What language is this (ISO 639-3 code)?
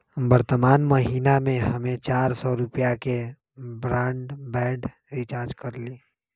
mag